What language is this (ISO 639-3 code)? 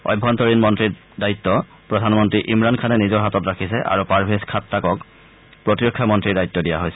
asm